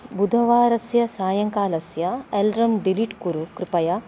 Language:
Sanskrit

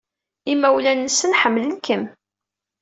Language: Kabyle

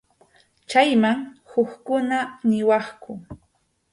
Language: Arequipa-La Unión Quechua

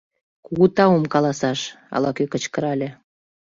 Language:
Mari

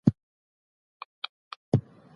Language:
Pashto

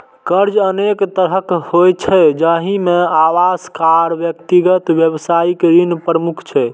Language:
Maithili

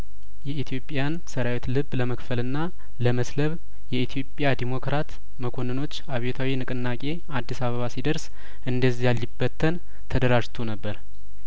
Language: Amharic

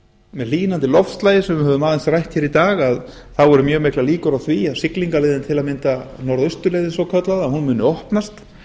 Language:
Icelandic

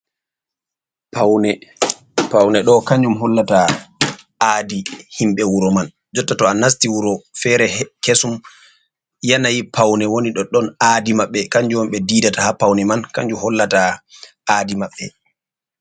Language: Fula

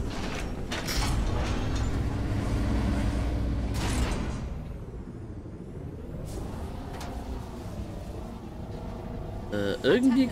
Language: German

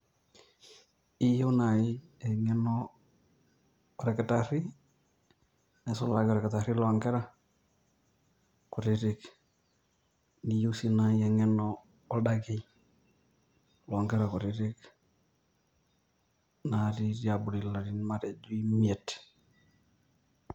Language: Masai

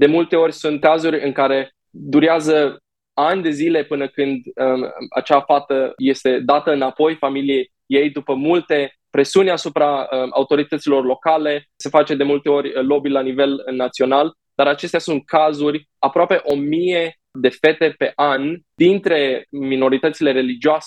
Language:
Romanian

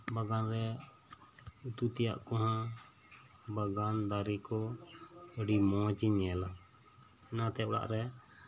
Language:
Santali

